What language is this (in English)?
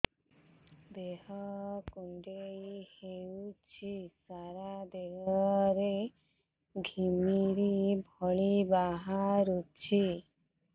Odia